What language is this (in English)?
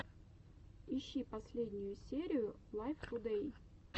Russian